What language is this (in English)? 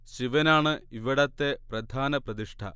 Malayalam